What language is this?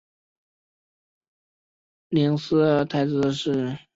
Chinese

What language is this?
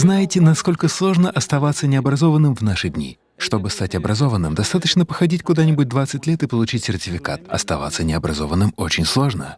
Russian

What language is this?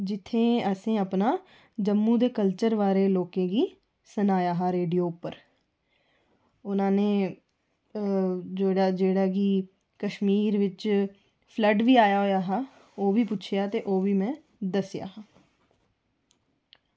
Dogri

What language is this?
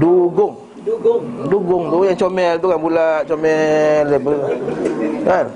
Malay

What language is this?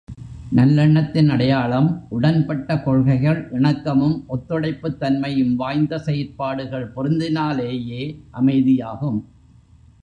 Tamil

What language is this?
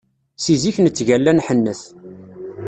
Kabyle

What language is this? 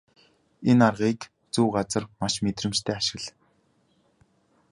Mongolian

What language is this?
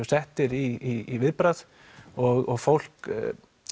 Icelandic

